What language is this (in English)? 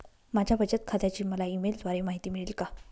Marathi